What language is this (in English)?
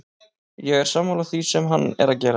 Icelandic